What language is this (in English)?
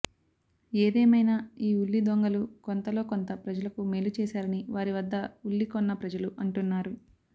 Telugu